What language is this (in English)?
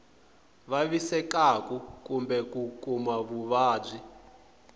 Tsonga